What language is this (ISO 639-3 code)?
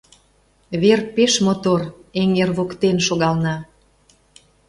chm